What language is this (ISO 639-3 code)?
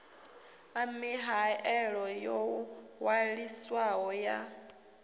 ven